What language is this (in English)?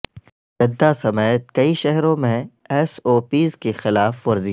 Urdu